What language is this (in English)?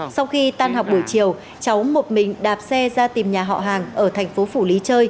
Vietnamese